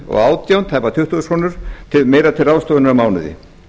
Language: Icelandic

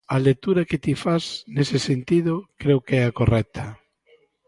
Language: Galician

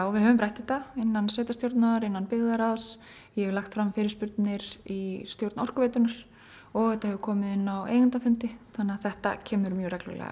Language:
Icelandic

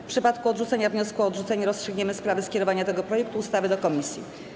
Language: Polish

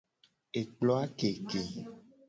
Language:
Gen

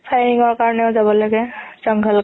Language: Assamese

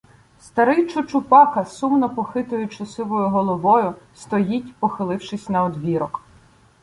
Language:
Ukrainian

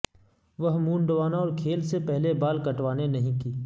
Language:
Urdu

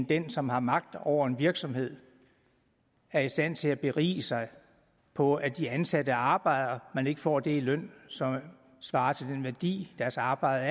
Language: Danish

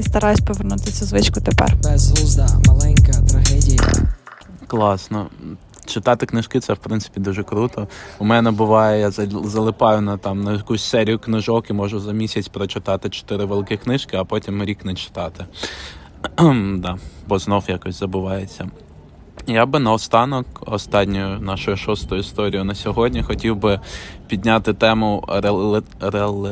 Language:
Ukrainian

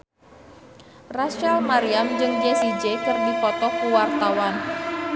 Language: Sundanese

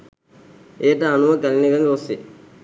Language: Sinhala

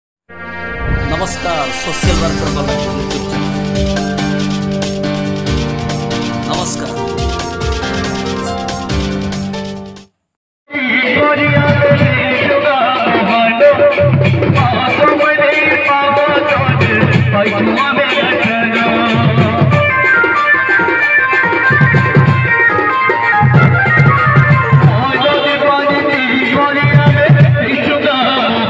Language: Arabic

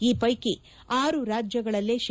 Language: Kannada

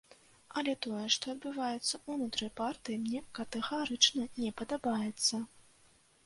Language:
Belarusian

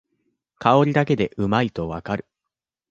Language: Japanese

